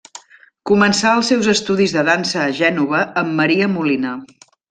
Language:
Catalan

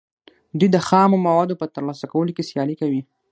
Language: Pashto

